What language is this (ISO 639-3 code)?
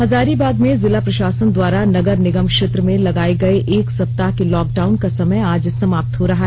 hin